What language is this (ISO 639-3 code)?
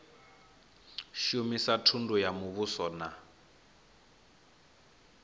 ven